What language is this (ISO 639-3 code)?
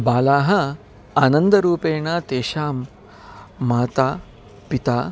san